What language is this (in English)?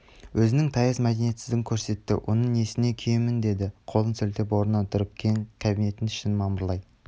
Kazakh